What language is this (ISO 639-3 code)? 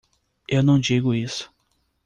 por